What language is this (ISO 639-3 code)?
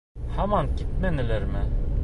bak